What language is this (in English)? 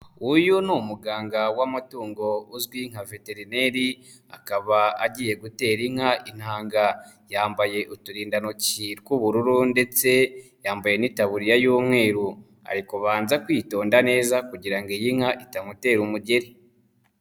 Kinyarwanda